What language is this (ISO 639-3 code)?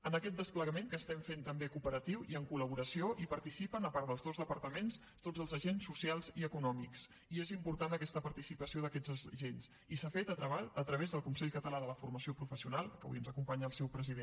cat